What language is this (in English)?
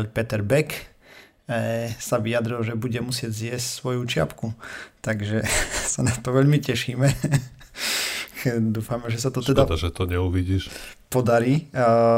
Slovak